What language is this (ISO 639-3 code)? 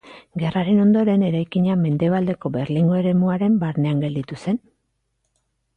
eus